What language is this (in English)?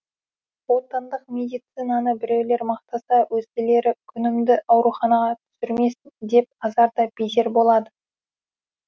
Kazakh